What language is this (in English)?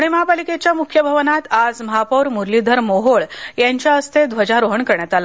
Marathi